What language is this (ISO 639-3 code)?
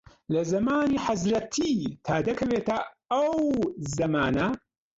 ckb